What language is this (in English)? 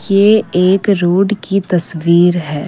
Hindi